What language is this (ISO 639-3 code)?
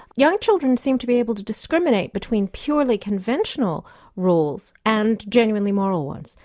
eng